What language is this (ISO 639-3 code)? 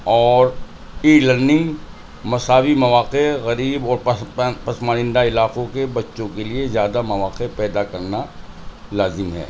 urd